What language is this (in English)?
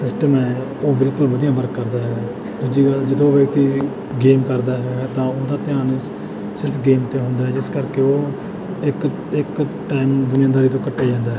Punjabi